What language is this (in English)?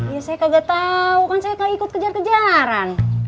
Indonesian